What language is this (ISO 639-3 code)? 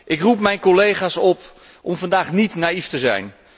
nld